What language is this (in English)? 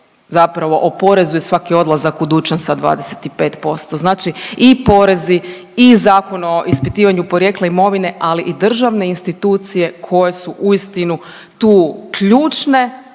Croatian